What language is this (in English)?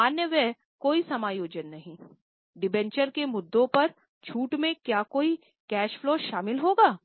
Hindi